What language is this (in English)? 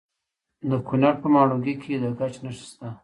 Pashto